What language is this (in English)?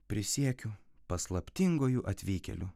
Lithuanian